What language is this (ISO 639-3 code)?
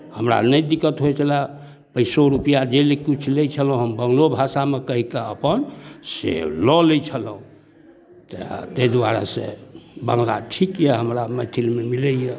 mai